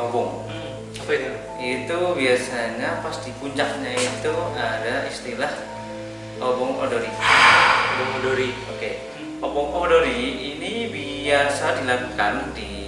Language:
Indonesian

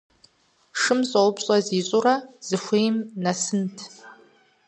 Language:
Kabardian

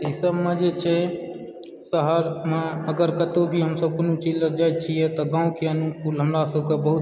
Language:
Maithili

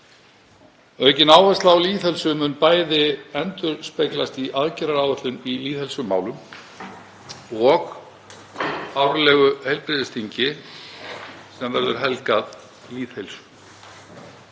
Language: Icelandic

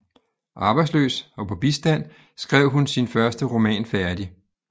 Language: Danish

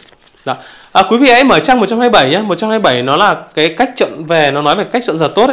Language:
Vietnamese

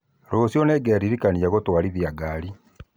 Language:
Kikuyu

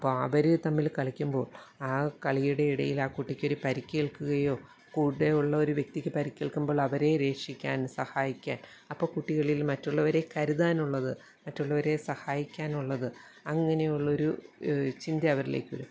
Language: Malayalam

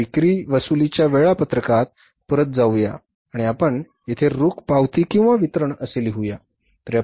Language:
Marathi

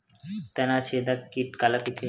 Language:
Chhattisgarhi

